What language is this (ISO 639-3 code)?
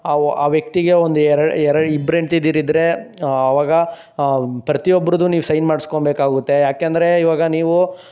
kan